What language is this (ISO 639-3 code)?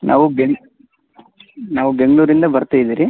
kan